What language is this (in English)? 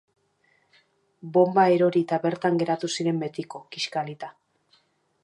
Basque